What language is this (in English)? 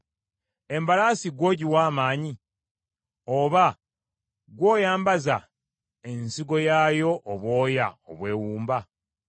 Ganda